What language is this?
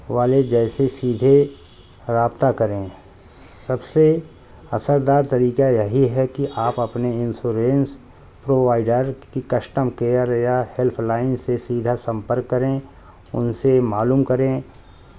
Urdu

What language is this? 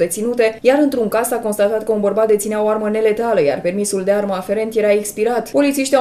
Romanian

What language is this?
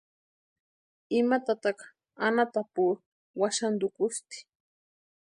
Western Highland Purepecha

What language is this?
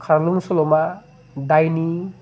Bodo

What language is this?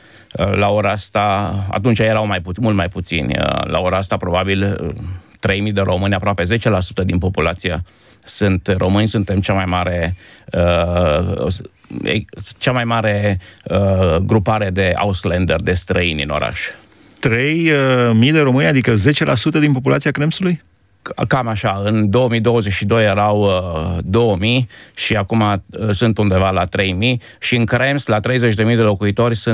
Romanian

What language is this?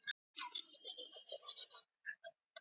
Icelandic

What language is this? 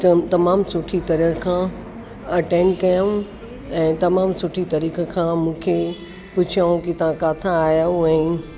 Sindhi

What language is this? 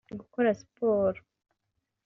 Kinyarwanda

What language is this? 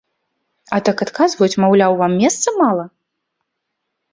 Belarusian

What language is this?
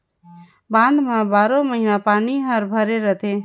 Chhattisgarhi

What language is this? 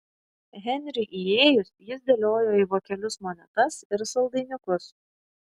Lithuanian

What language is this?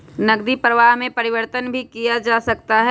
Magahi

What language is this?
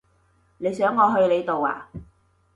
Cantonese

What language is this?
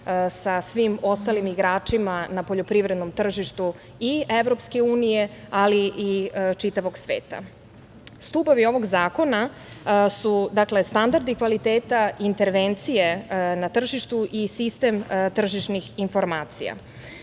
Serbian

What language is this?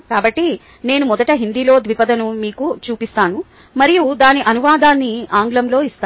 Telugu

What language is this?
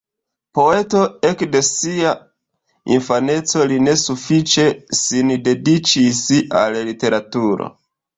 Esperanto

